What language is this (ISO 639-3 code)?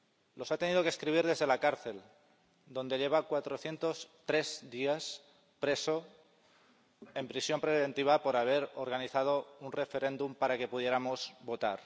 spa